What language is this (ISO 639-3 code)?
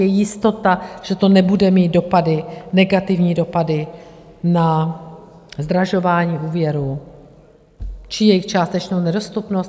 ces